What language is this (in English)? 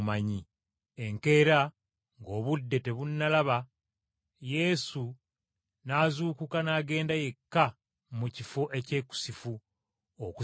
Ganda